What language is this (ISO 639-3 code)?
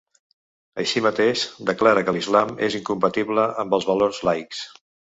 cat